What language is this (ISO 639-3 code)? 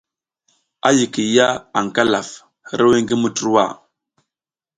giz